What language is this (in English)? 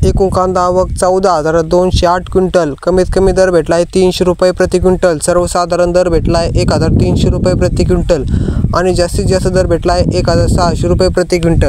Hindi